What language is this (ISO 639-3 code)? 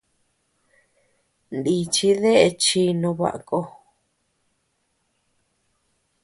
cux